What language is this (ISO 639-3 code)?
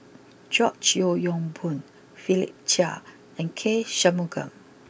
eng